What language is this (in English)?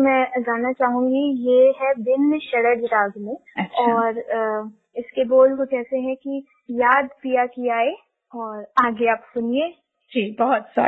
Hindi